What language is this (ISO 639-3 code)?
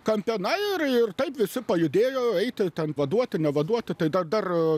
lit